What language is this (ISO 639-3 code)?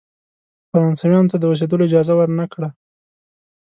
pus